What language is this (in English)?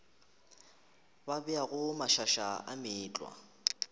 Northern Sotho